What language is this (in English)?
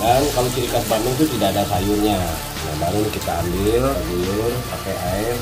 Indonesian